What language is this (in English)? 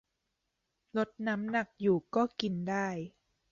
Thai